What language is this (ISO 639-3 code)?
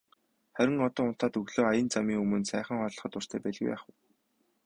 mon